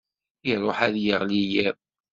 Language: Kabyle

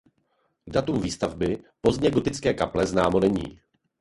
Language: Czech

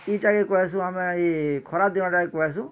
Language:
Odia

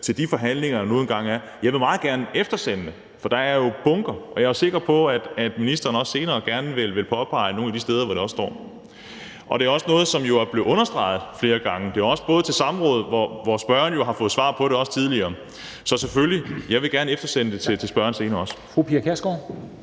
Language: Danish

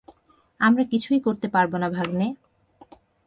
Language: Bangla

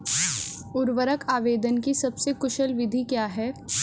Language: Hindi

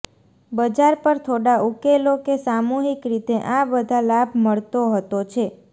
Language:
Gujarati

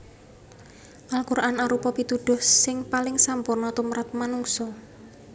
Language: Javanese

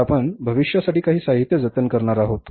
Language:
Marathi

